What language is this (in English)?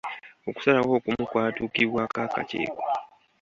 Ganda